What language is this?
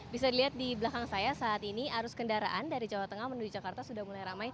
Indonesian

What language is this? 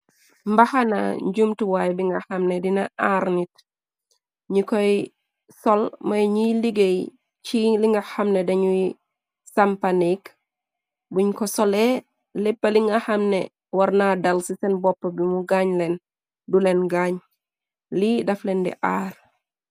Wolof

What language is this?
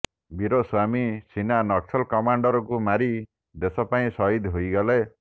Odia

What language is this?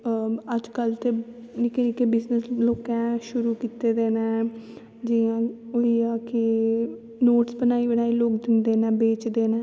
Dogri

